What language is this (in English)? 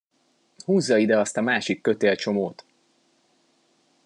Hungarian